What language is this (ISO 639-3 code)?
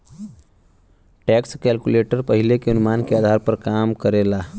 bho